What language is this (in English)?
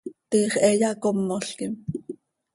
Seri